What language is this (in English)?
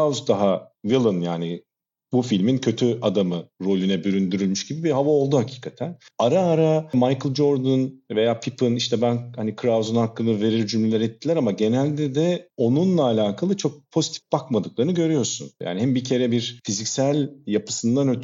Turkish